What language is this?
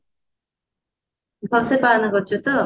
Odia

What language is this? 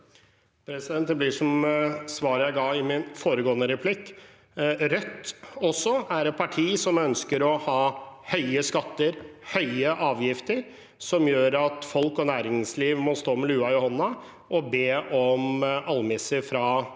Norwegian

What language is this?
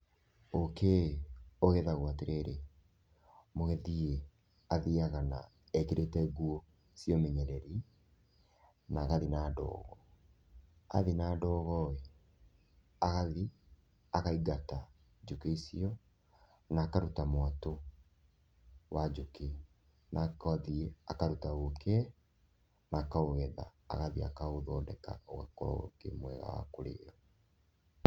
Kikuyu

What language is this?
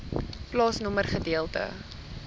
Afrikaans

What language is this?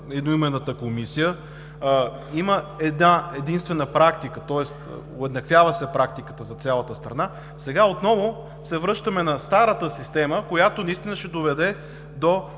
Bulgarian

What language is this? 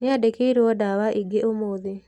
Kikuyu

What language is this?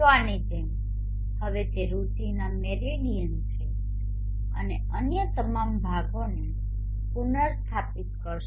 Gujarati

